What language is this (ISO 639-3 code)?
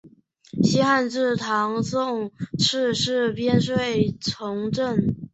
zho